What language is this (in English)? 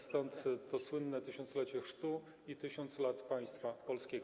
Polish